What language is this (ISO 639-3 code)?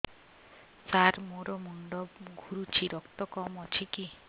ori